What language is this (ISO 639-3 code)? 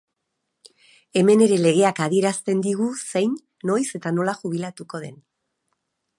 eus